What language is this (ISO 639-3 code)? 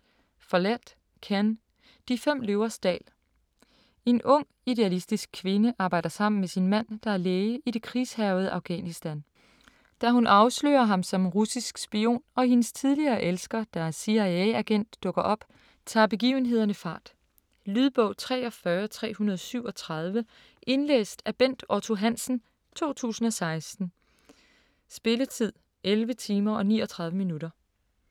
dan